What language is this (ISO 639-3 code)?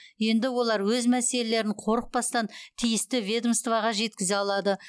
kaz